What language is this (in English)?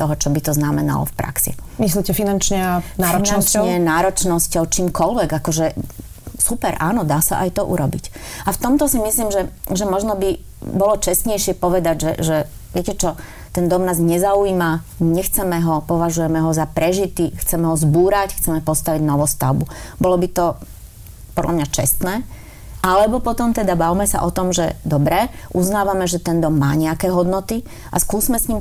Slovak